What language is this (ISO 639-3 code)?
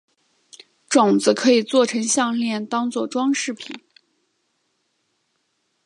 zho